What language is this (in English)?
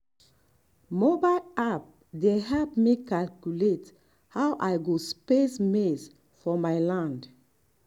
Nigerian Pidgin